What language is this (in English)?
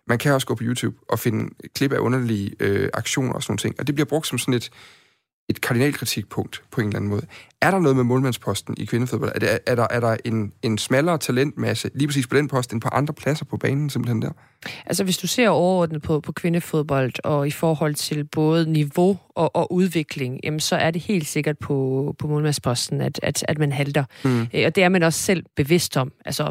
Danish